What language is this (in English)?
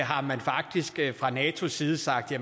Danish